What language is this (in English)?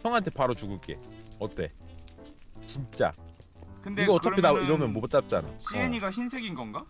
Korean